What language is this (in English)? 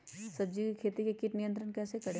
Magahi